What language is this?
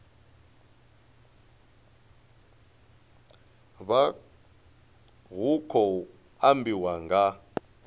Venda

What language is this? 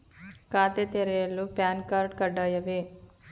Kannada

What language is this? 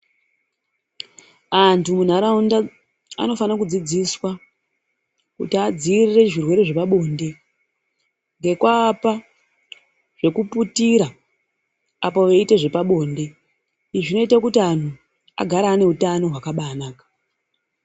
Ndau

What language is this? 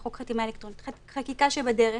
Hebrew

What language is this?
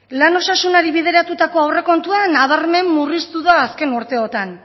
Basque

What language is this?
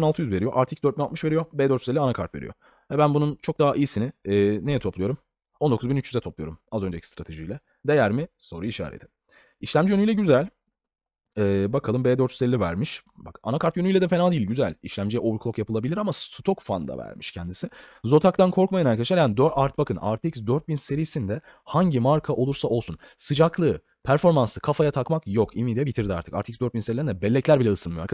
Turkish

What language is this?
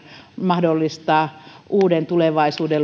Finnish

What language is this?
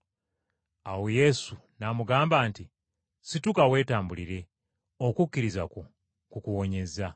Ganda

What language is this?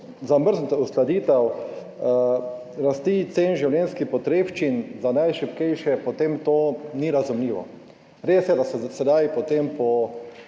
Slovenian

